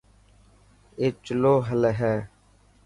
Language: Dhatki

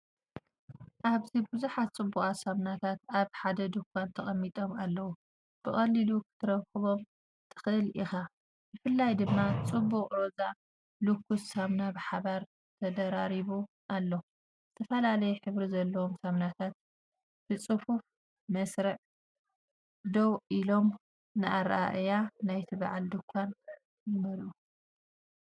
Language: Tigrinya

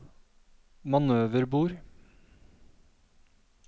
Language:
Norwegian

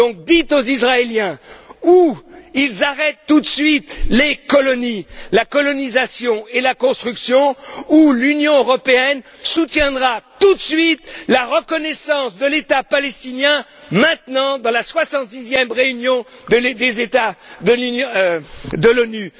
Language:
French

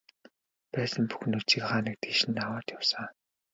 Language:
Mongolian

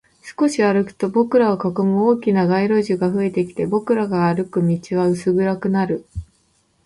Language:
Japanese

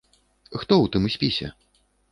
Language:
Belarusian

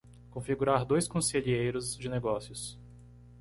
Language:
Portuguese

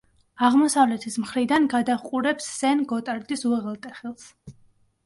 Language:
Georgian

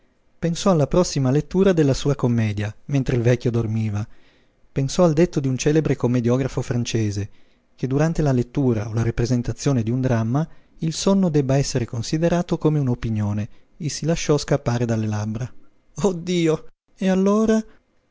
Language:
Italian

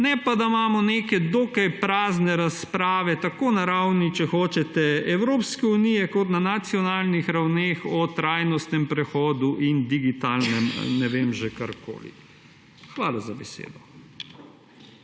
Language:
Slovenian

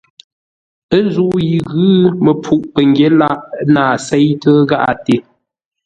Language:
Ngombale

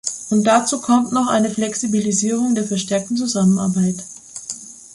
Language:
German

